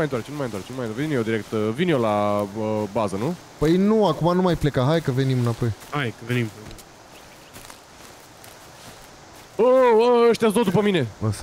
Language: Romanian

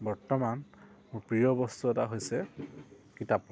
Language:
Assamese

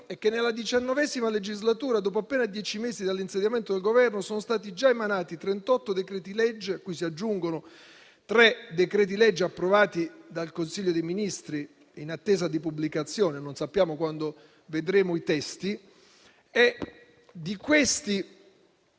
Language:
Italian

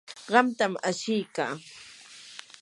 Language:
Yanahuanca Pasco Quechua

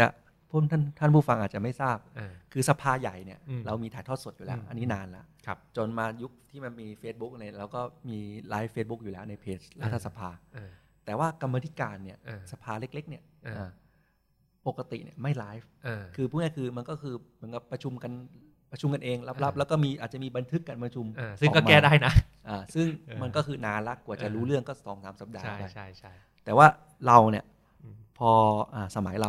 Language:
Thai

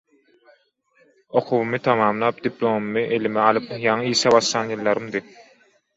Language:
Turkmen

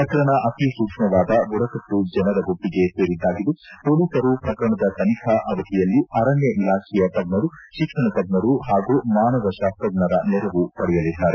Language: Kannada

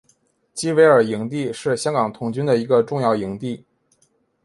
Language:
Chinese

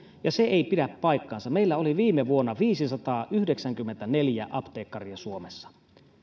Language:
Finnish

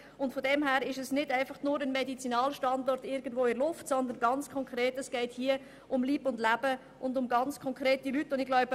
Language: Swiss German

